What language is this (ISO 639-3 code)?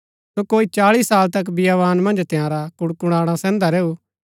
gbk